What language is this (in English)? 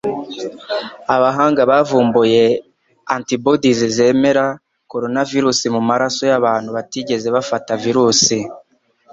Kinyarwanda